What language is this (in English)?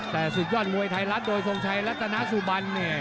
Thai